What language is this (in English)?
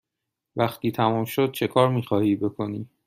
Persian